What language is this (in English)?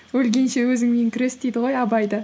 Kazakh